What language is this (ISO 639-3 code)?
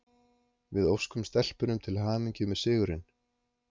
isl